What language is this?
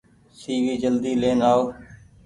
Goaria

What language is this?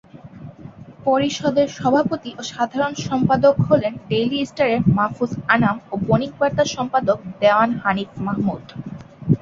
Bangla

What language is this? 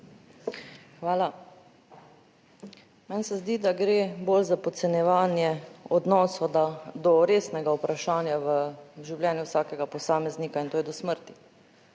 Slovenian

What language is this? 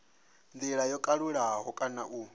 Venda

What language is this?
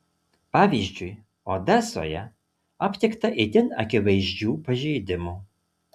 Lithuanian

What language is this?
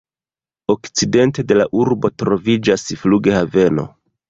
Esperanto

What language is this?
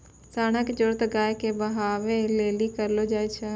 Maithili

